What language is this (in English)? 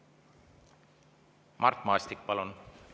Estonian